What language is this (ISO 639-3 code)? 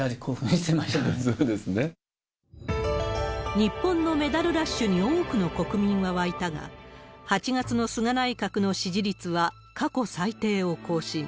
jpn